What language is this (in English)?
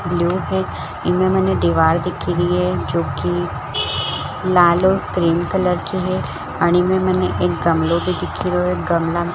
Marwari